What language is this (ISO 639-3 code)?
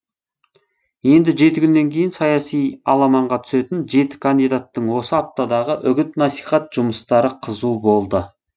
kaz